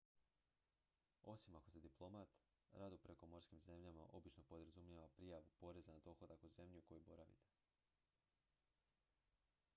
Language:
Croatian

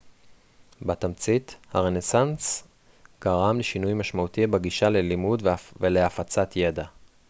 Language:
Hebrew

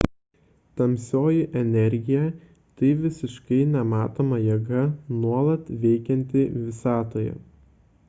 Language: Lithuanian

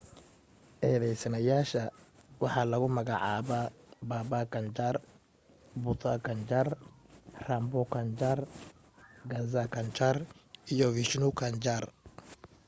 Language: Somali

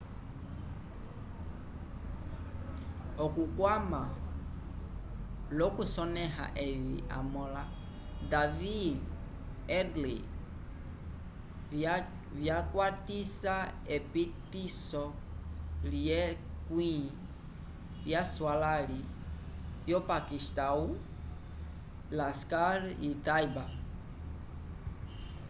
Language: Umbundu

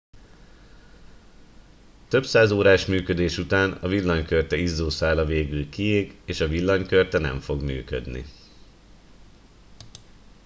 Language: Hungarian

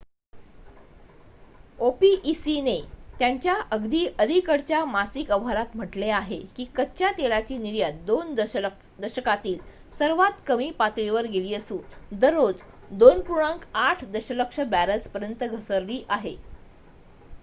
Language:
Marathi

